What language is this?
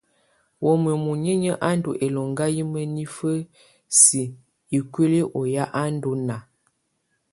Tunen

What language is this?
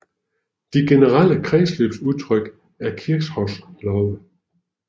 Danish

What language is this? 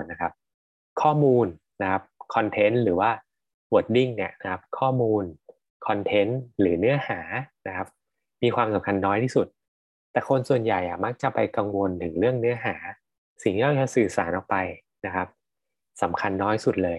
Thai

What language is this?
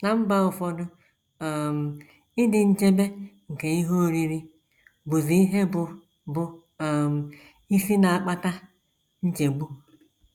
Igbo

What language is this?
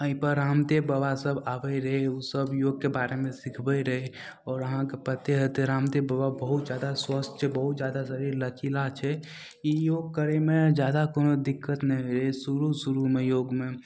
Maithili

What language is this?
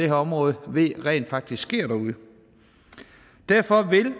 Danish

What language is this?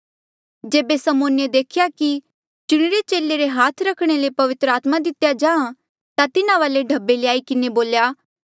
Mandeali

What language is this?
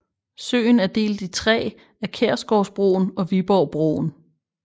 Danish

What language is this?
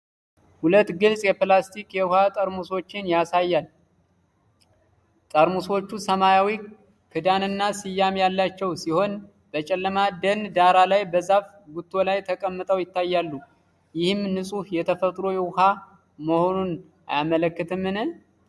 Amharic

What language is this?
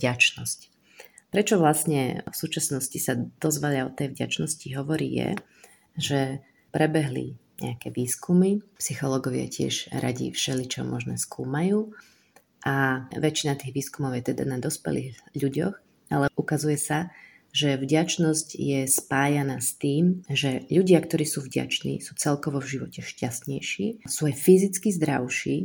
Slovak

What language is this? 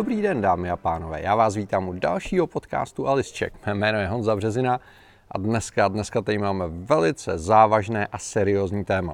Czech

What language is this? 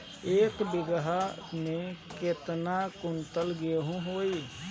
Bhojpuri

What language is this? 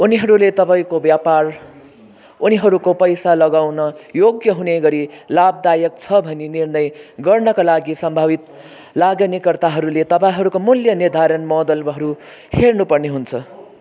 Nepali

